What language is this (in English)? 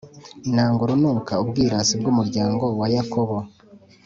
Kinyarwanda